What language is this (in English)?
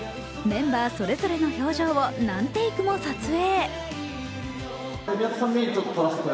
Japanese